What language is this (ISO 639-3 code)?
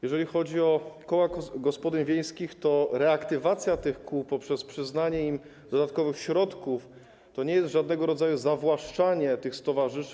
pol